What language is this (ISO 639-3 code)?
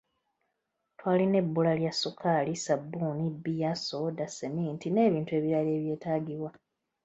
lug